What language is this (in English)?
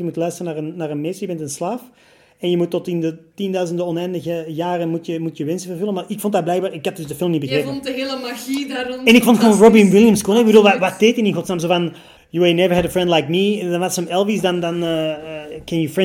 Dutch